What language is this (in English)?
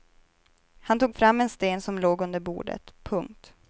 Swedish